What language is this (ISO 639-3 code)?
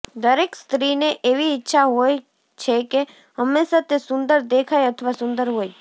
guj